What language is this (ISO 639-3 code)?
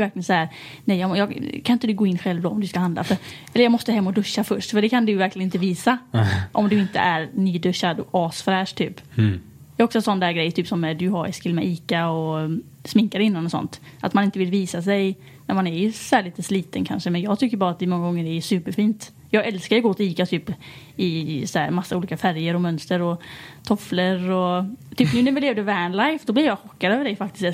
swe